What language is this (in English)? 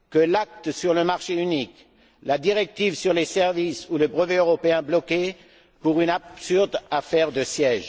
French